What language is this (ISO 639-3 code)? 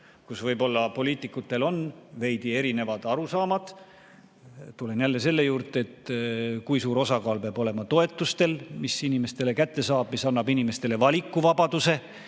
est